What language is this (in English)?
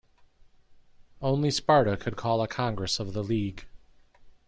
English